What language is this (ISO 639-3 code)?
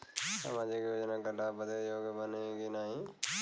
bho